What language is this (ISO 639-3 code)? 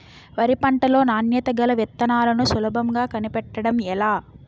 tel